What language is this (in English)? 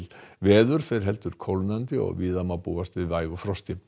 Icelandic